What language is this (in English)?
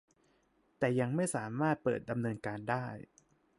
Thai